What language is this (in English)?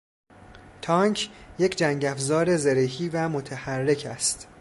Persian